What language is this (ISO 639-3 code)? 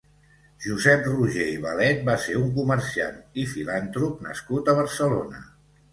cat